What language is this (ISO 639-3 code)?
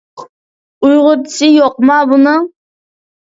uig